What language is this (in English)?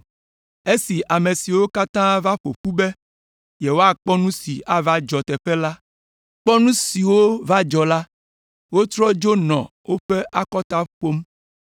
Ewe